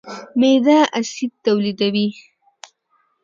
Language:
Pashto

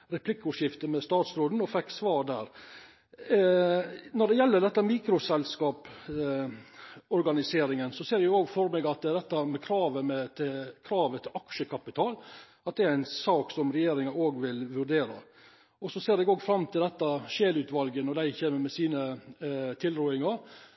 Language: Norwegian Nynorsk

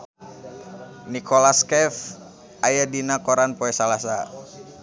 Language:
Sundanese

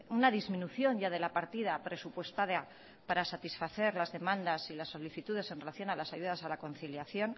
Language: Spanish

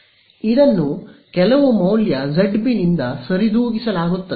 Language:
Kannada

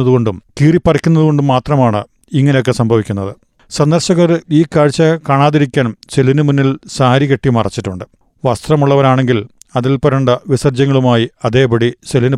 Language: Malayalam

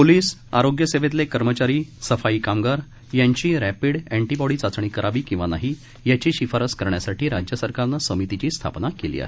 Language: Marathi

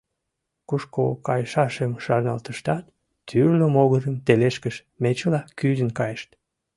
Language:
Mari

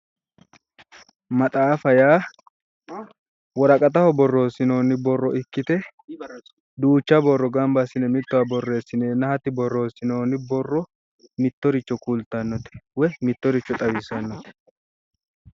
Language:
Sidamo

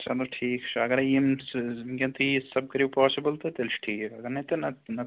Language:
Kashmiri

